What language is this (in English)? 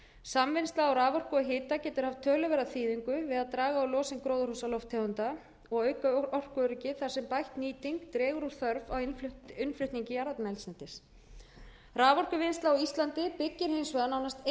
Icelandic